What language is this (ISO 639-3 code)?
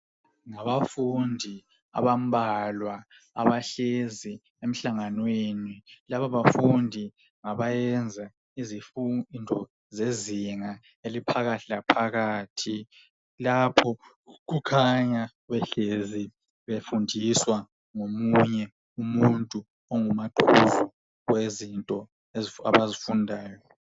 nde